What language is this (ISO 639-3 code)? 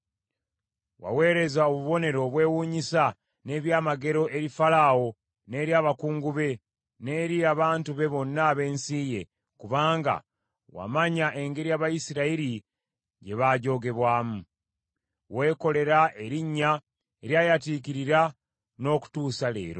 lug